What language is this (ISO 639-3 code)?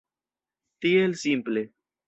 epo